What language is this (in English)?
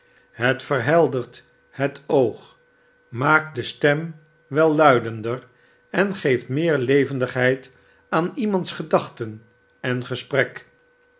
Dutch